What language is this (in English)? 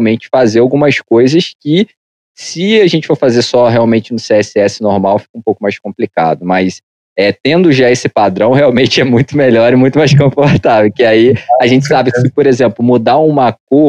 Portuguese